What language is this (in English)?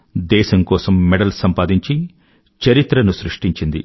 Telugu